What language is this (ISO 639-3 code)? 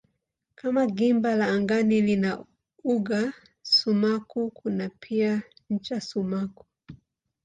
swa